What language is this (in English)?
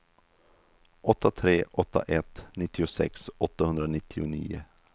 Swedish